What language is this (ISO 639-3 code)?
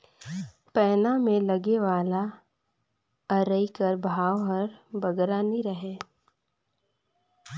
hne